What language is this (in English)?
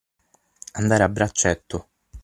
Italian